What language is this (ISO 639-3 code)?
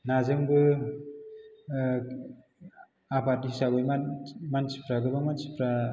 brx